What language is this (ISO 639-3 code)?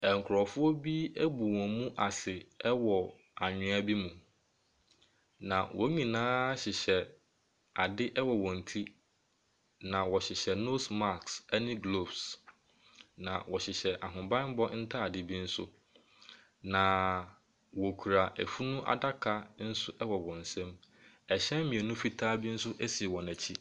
aka